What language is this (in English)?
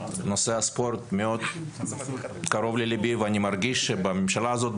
Hebrew